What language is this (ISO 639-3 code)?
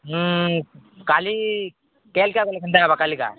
ori